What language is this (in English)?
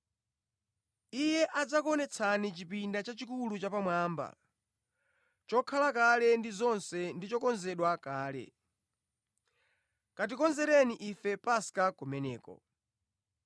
Nyanja